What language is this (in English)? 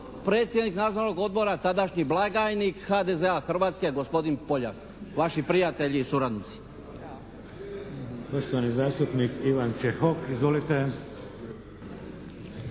Croatian